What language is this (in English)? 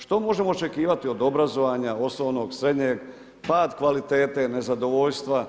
Croatian